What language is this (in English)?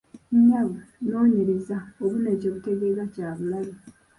Ganda